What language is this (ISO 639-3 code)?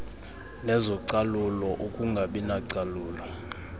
xho